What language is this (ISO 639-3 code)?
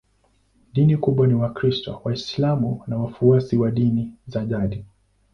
swa